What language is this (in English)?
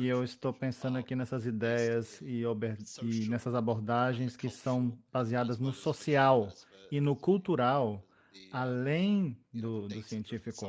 Portuguese